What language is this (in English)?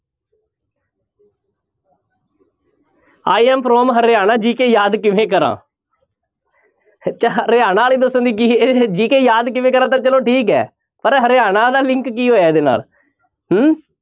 Punjabi